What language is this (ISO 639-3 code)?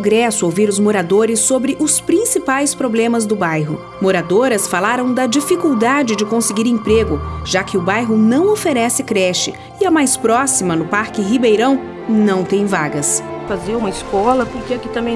por